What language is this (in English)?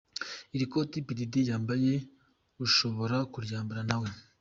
Kinyarwanda